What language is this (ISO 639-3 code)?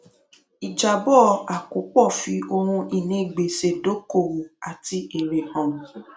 yor